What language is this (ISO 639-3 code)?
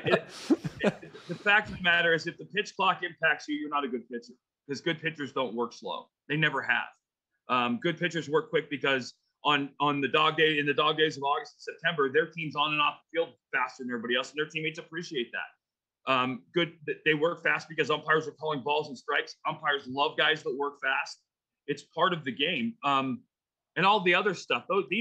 eng